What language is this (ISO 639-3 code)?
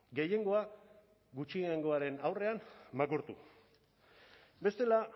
eus